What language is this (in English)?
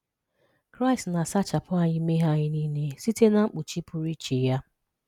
Igbo